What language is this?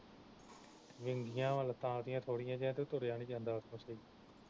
Punjabi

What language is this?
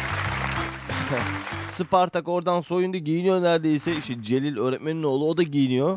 Turkish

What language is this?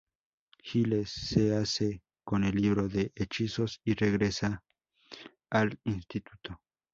Spanish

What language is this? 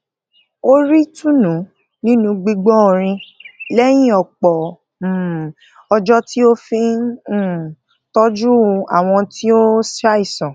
Yoruba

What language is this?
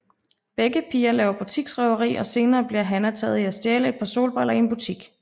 Danish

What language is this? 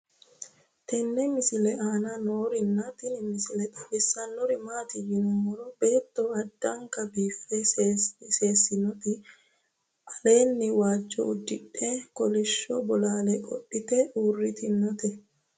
Sidamo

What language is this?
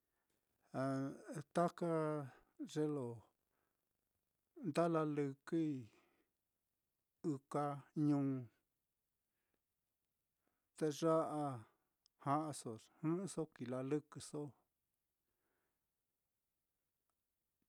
Mitlatongo Mixtec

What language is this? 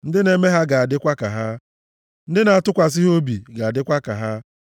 Igbo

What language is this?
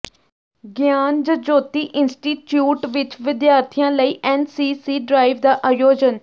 Punjabi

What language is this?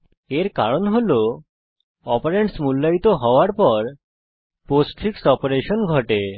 Bangla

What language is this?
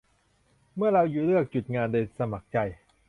Thai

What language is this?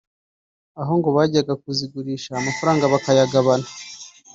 Kinyarwanda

